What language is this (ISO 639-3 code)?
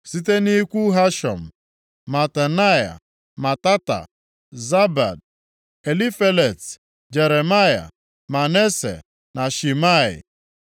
ibo